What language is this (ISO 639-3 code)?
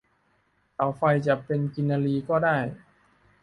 tha